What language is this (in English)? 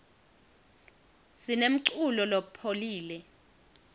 Swati